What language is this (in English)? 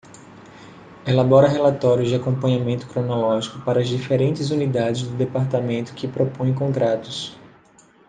Portuguese